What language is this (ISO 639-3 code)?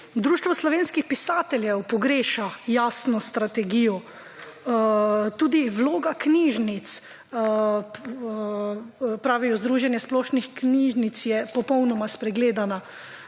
slv